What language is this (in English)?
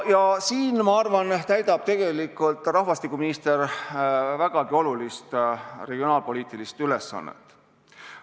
Estonian